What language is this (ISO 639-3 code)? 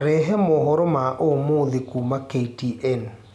kik